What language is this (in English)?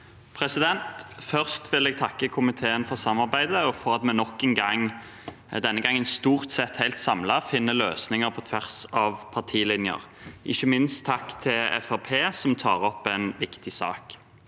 Norwegian